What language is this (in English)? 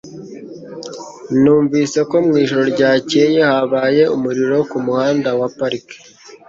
Kinyarwanda